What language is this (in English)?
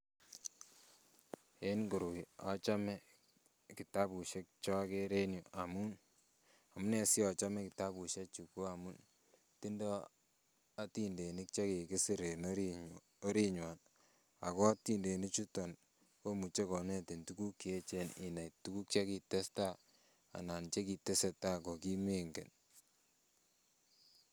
Kalenjin